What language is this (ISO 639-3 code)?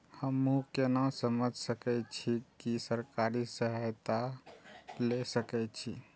mai